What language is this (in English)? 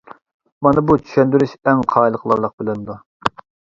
Uyghur